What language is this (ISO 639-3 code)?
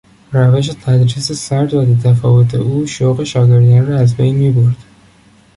fas